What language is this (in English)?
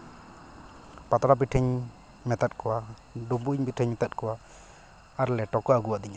Santali